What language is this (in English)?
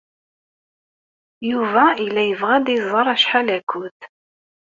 Kabyle